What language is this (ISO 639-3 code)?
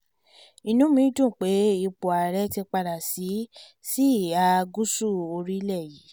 yor